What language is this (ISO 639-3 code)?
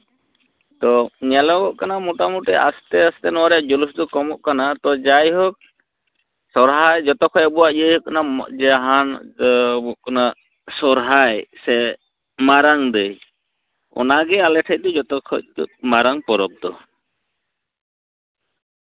sat